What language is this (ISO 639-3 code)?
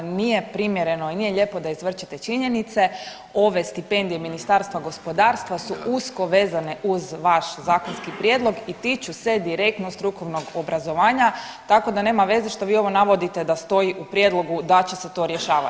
hrv